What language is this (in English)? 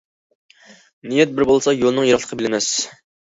Uyghur